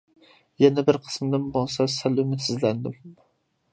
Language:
Uyghur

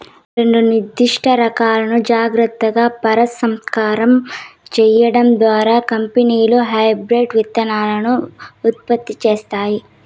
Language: Telugu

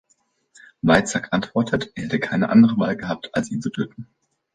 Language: German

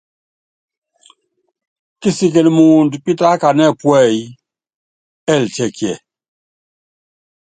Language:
Yangben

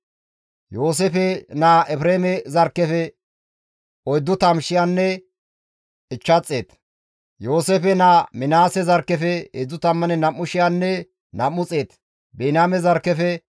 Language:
Gamo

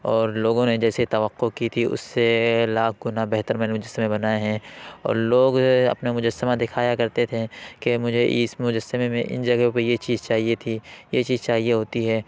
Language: Urdu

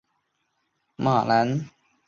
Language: Chinese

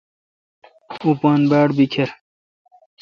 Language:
Kalkoti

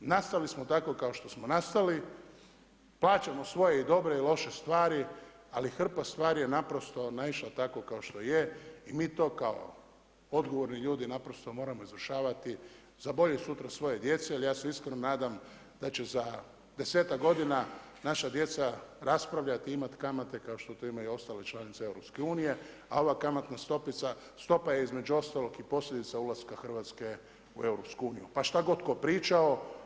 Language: Croatian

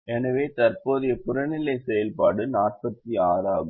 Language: Tamil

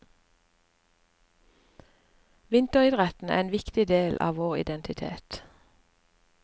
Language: Norwegian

